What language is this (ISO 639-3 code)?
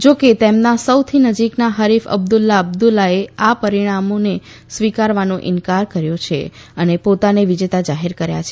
guj